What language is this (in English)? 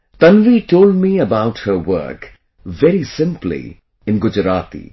English